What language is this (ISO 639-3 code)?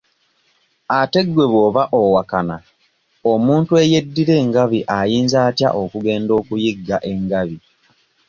lug